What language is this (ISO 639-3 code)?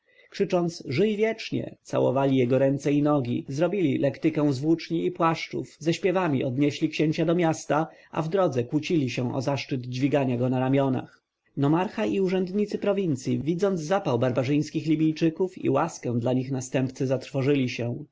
pol